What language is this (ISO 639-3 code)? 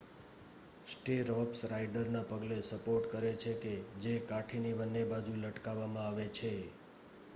guj